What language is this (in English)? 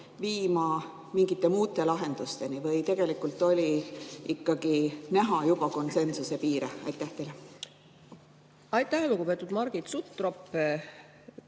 Estonian